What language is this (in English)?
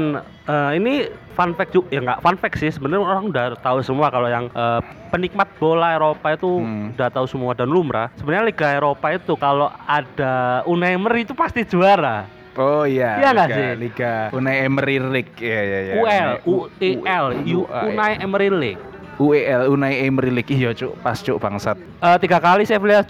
Indonesian